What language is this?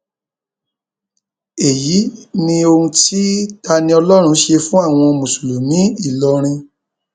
Yoruba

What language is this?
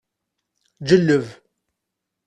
Kabyle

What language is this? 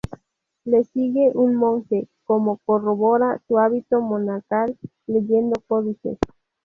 Spanish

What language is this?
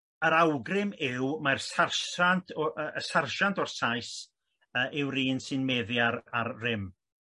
Welsh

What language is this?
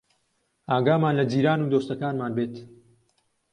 Central Kurdish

